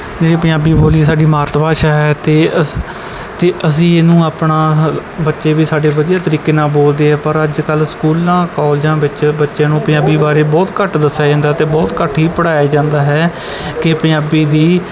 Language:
Punjabi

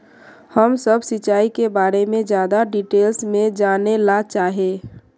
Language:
Magahi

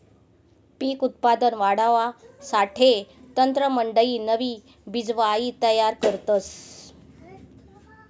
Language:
Marathi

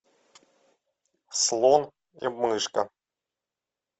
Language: Russian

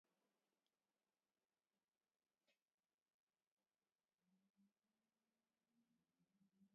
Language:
Basque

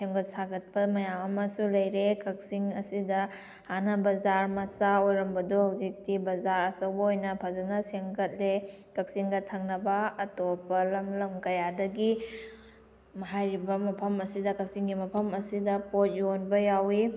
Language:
Manipuri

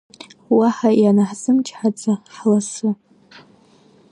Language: Abkhazian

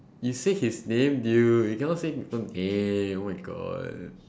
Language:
English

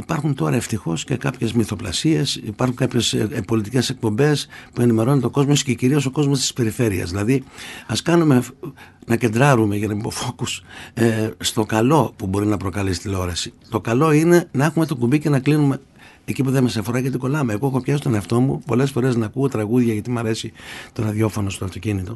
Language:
Greek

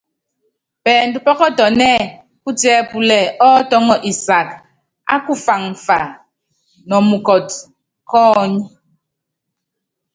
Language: Yangben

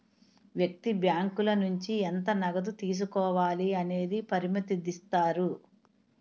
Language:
Telugu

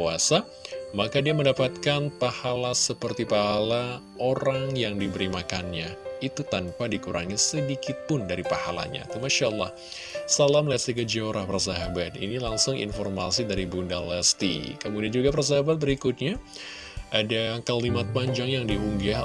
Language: Indonesian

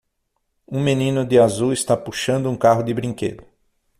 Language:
Portuguese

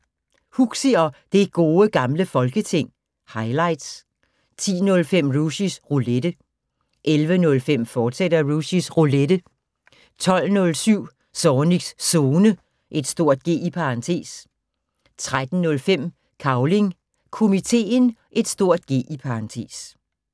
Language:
Danish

